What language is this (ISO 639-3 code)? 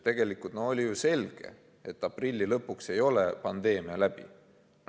est